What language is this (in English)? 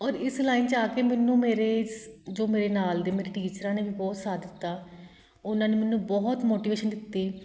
Punjabi